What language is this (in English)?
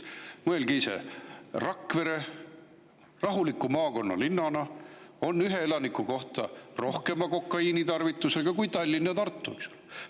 Estonian